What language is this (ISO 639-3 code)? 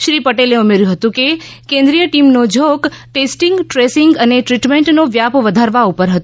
guj